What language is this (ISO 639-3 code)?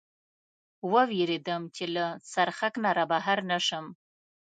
pus